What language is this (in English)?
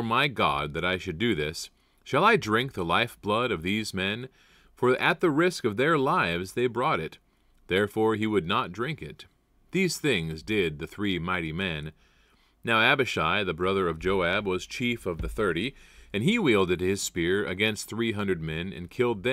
English